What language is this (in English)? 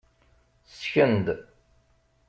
Kabyle